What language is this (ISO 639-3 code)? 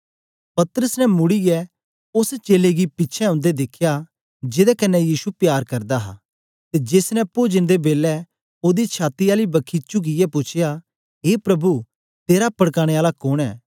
doi